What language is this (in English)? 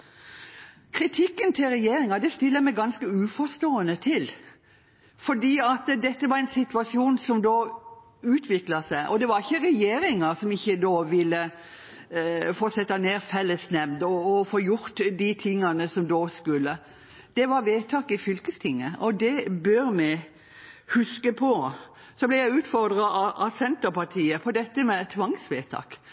Norwegian Bokmål